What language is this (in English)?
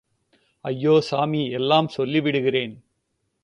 Tamil